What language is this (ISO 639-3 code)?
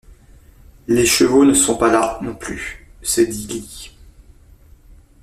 fra